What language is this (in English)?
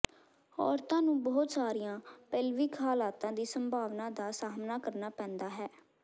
Punjabi